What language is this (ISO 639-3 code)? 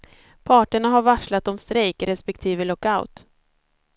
swe